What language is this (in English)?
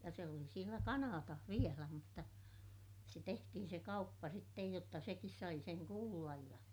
Finnish